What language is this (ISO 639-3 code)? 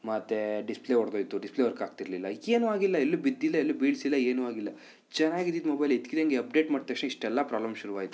kan